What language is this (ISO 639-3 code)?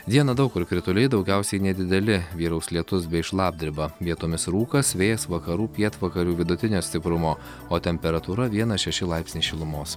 lit